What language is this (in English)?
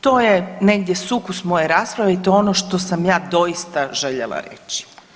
Croatian